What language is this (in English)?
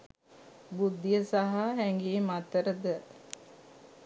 Sinhala